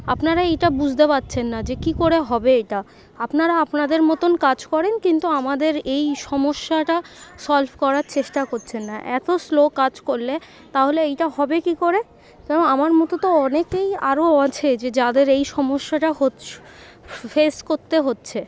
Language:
Bangla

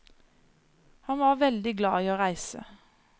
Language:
Norwegian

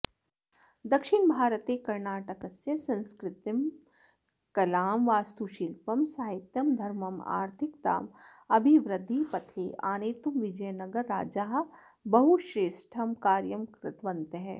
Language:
Sanskrit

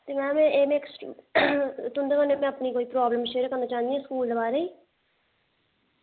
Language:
Dogri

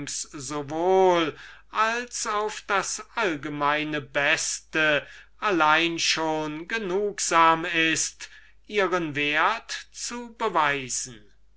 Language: German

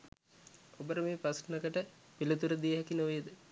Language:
Sinhala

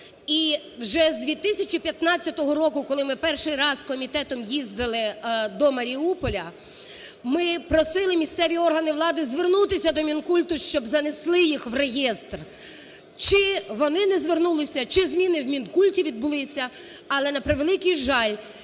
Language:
Ukrainian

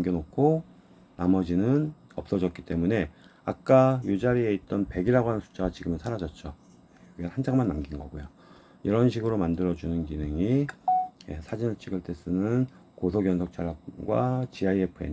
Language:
Korean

